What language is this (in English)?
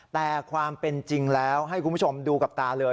Thai